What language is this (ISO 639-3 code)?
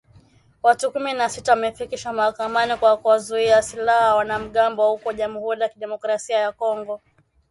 swa